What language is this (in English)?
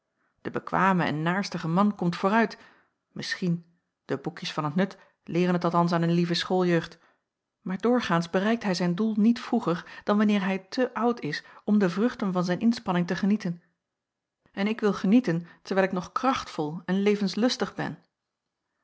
Dutch